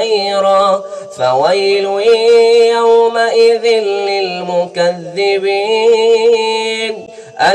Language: Arabic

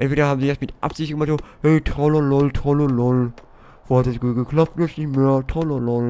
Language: German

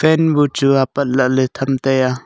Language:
Wancho Naga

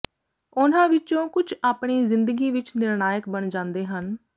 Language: Punjabi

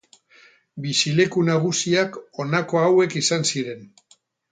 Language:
Basque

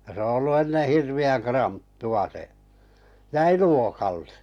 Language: Finnish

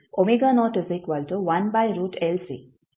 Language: Kannada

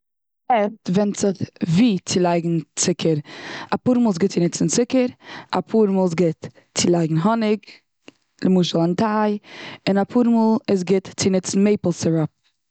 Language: Yiddish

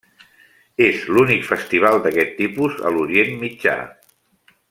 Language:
Catalan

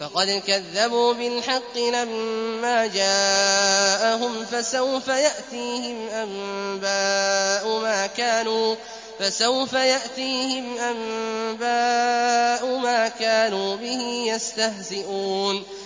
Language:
Arabic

